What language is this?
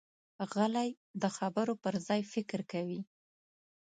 Pashto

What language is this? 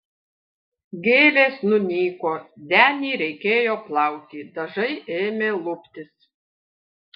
Lithuanian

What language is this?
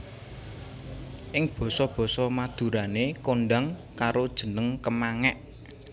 Javanese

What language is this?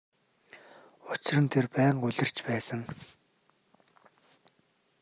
Mongolian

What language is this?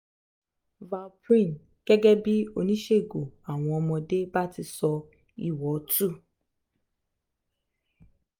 Yoruba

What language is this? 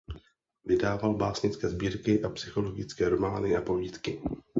Czech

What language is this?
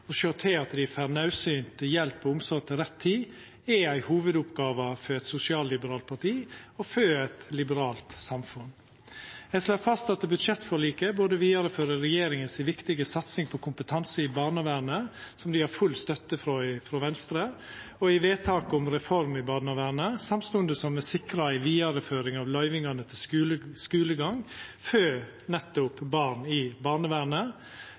Norwegian Nynorsk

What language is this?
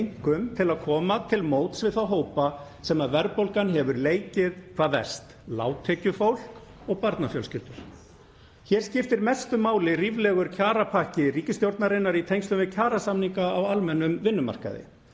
Icelandic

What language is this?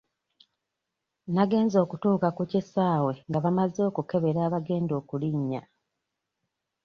Ganda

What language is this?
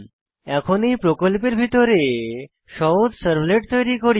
Bangla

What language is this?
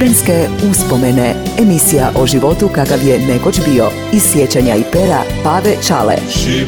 Croatian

